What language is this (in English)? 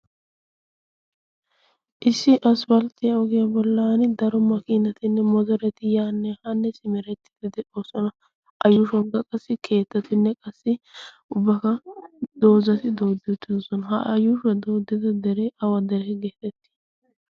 Wolaytta